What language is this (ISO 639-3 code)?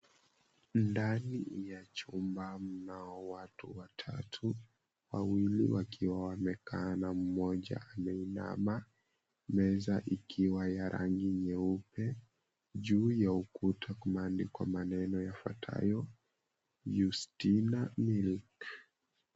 swa